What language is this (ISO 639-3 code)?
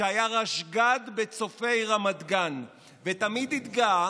heb